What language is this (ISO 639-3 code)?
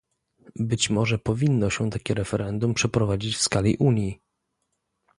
pol